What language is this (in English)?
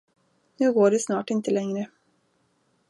Swedish